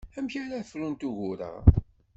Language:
Kabyle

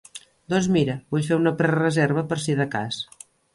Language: Catalan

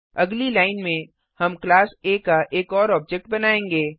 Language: Hindi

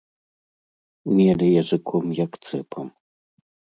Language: Belarusian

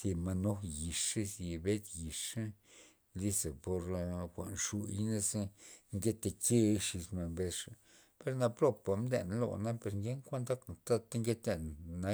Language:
Loxicha Zapotec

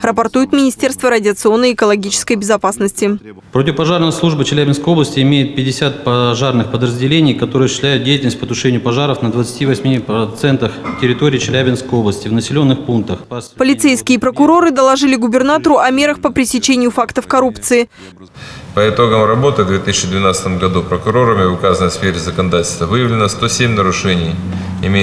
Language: Russian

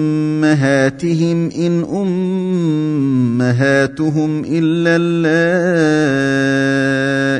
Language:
Arabic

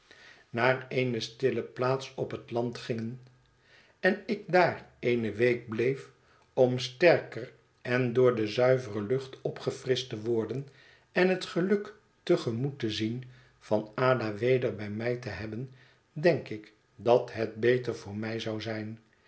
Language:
Dutch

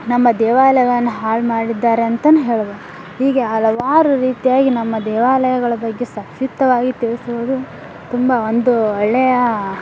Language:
Kannada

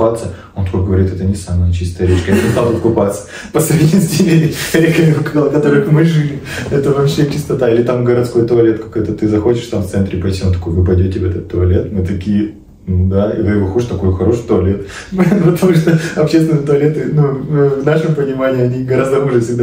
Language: Russian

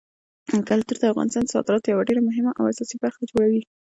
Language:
Pashto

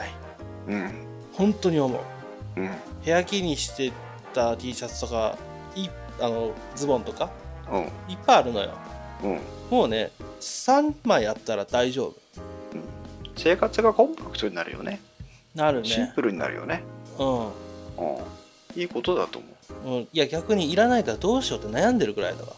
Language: Japanese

